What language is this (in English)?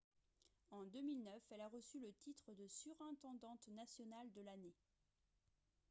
French